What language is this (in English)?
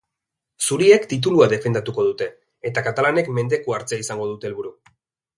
Basque